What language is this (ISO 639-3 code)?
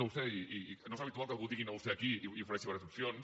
cat